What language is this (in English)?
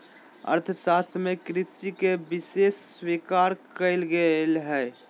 Magahi